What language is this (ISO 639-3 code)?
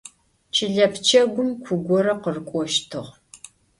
ady